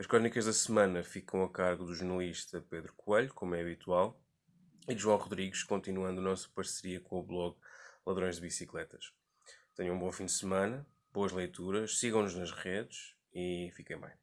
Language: Portuguese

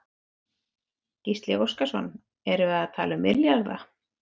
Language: Icelandic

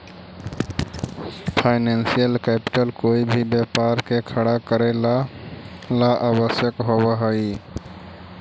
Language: Magahi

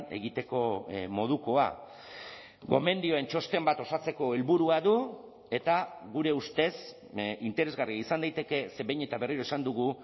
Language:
Basque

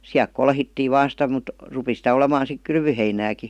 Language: Finnish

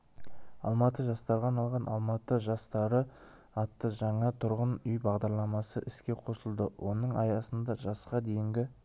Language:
Kazakh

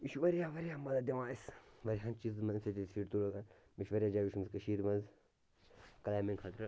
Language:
Kashmiri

